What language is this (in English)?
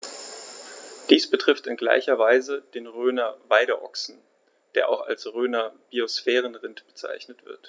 German